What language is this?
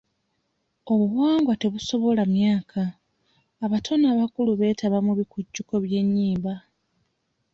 Ganda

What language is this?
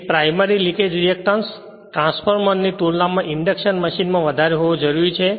Gujarati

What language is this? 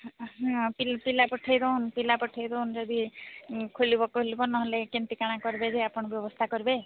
Odia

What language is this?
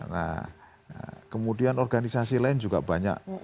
Indonesian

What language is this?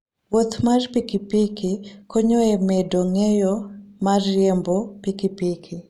Luo (Kenya and Tanzania)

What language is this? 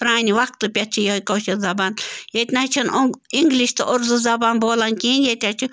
Kashmiri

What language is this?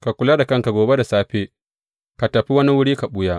Hausa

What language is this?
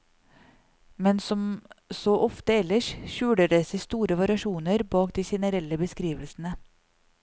Norwegian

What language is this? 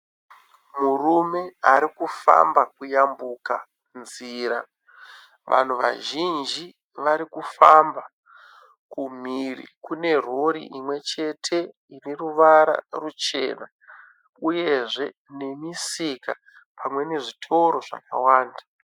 Shona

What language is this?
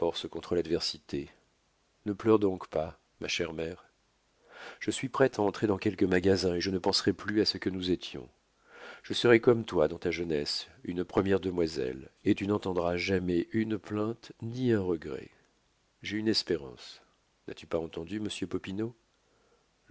French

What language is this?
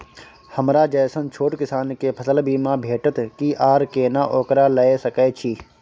Maithili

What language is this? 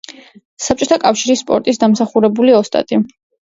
Georgian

